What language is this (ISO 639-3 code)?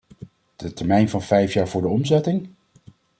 nld